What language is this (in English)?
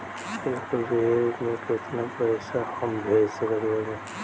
Bhojpuri